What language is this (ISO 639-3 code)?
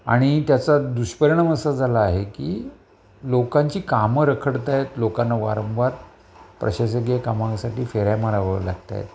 mar